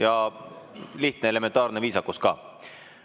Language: Estonian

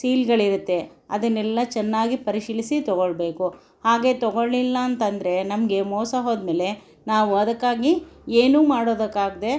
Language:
Kannada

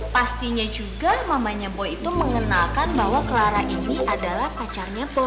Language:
Indonesian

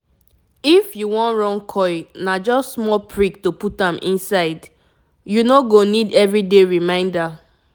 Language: Nigerian Pidgin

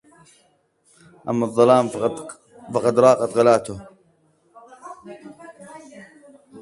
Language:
Arabic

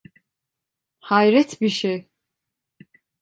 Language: Turkish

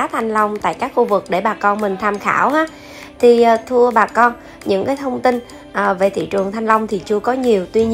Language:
Vietnamese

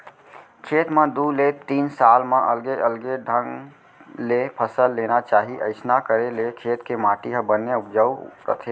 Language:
Chhattisgarhi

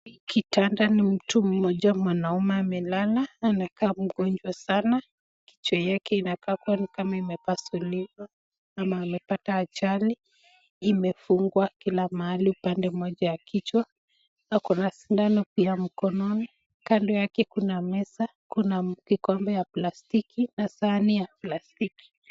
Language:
Swahili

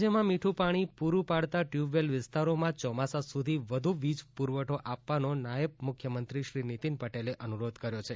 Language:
Gujarati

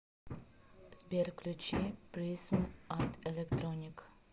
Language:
Russian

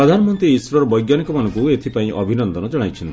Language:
Odia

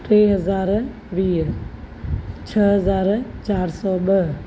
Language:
Sindhi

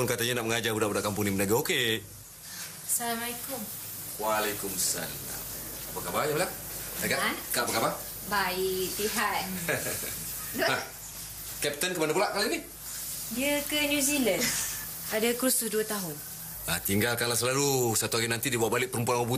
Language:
Malay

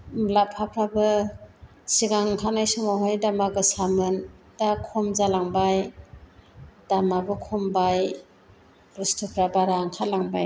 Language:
Bodo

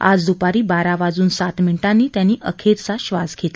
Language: Marathi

